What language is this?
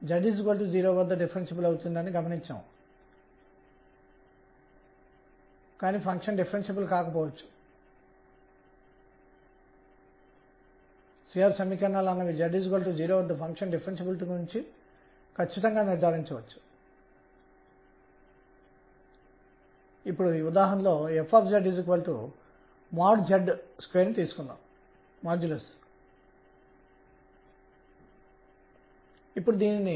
Telugu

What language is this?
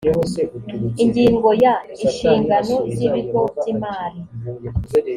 Kinyarwanda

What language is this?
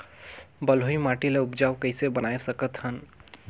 Chhattisgarhi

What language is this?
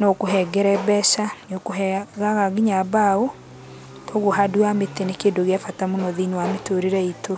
Kikuyu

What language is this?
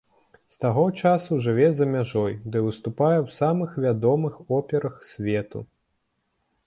Belarusian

